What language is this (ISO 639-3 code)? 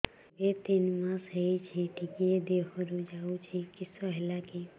ori